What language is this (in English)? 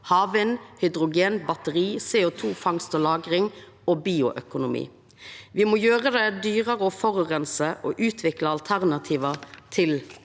Norwegian